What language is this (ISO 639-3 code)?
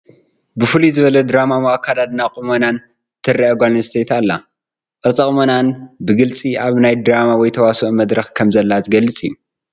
tir